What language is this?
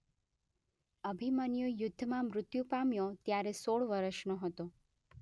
Gujarati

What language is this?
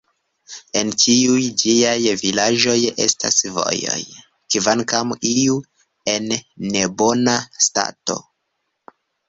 Esperanto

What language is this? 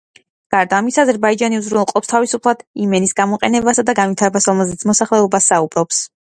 Georgian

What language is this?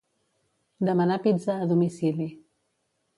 Catalan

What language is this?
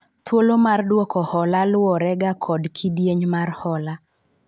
Luo (Kenya and Tanzania)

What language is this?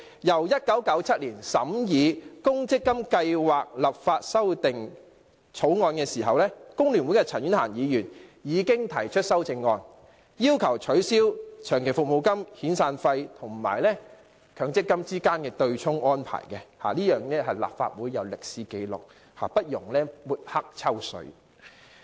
Cantonese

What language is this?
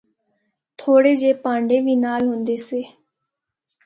Northern Hindko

